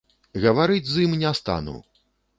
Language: Belarusian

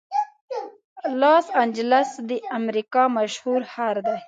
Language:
Pashto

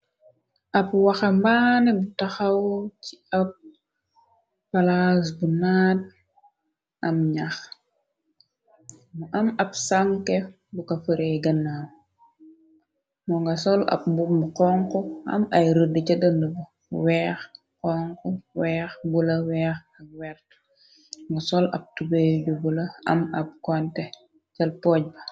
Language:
Wolof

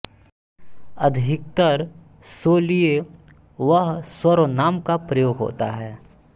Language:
Hindi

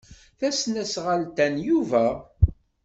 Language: Kabyle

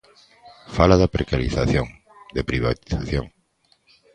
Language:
Galician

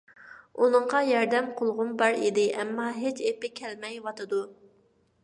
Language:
Uyghur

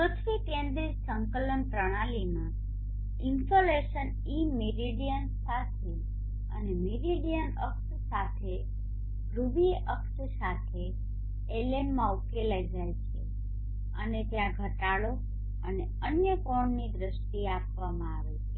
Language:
Gujarati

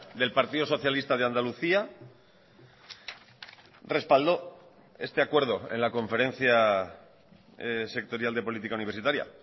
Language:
Spanish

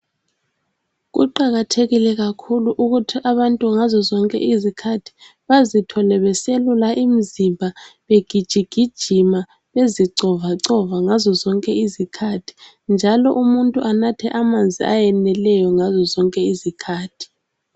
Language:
North Ndebele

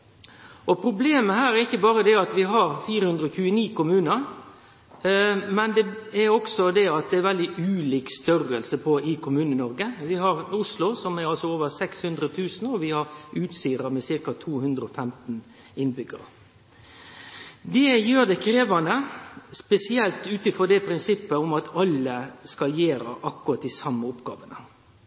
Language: Norwegian Nynorsk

